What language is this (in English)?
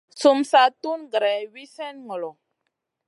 Masana